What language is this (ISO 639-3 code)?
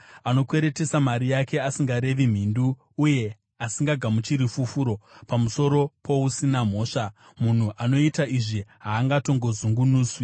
sna